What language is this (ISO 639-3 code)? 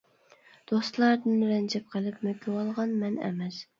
uig